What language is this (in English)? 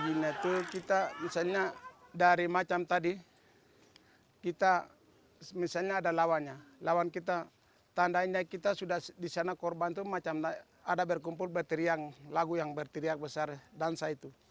Indonesian